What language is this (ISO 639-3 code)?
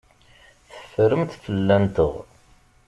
kab